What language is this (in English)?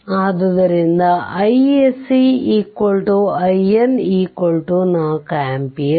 Kannada